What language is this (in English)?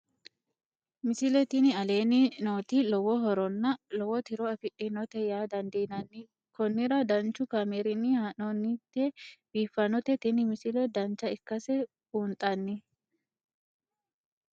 Sidamo